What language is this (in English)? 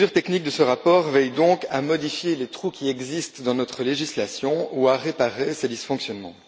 French